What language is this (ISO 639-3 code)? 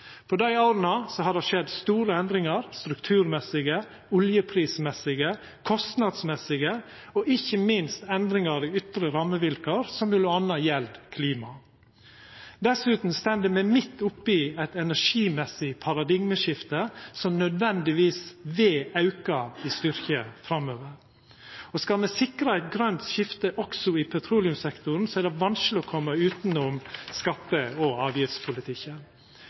nno